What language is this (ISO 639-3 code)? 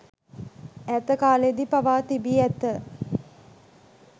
sin